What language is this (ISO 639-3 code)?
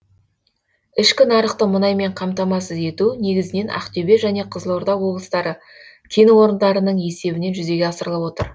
kaz